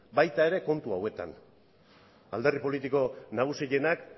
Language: Basque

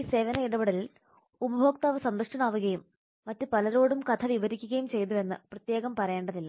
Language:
Malayalam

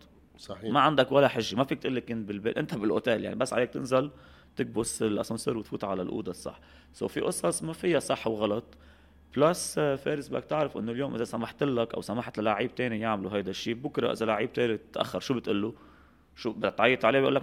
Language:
Arabic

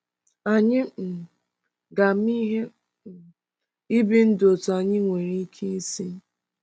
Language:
Igbo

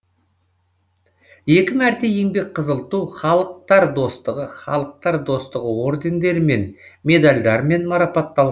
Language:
Kazakh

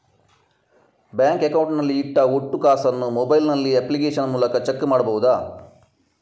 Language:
Kannada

